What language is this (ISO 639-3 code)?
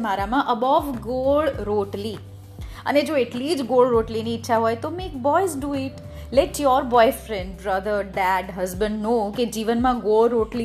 guj